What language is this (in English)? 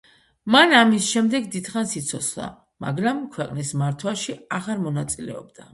Georgian